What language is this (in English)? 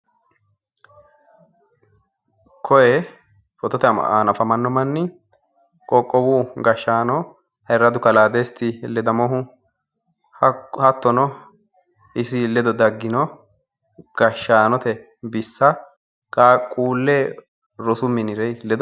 Sidamo